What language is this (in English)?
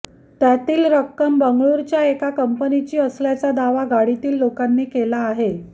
Marathi